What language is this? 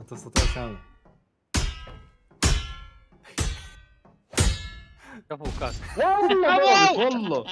Arabic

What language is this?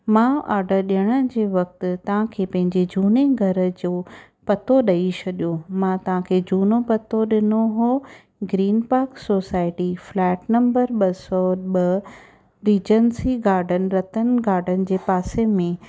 Sindhi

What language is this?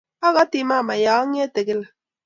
Kalenjin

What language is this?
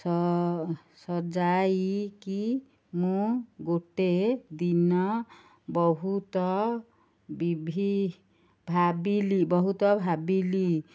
Odia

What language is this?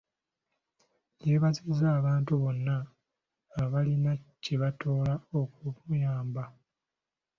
Ganda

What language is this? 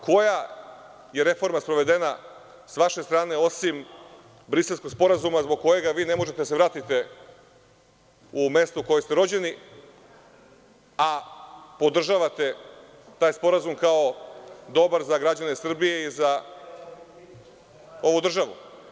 Serbian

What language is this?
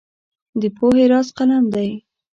Pashto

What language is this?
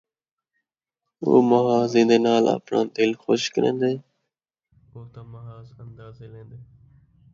Saraiki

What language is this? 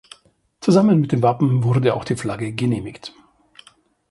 German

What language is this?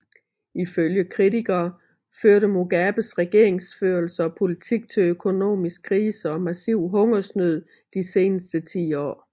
Danish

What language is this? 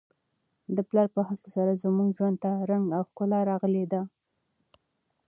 Pashto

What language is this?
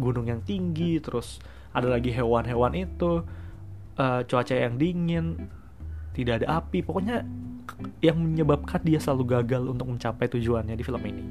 Indonesian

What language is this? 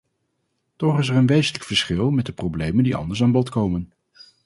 Dutch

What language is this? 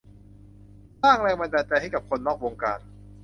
Thai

